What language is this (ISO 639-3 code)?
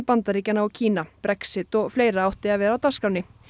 isl